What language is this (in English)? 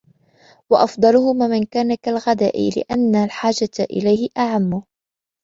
Arabic